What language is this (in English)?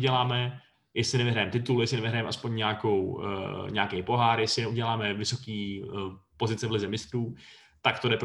Czech